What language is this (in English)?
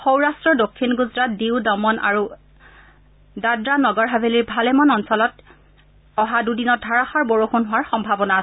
Assamese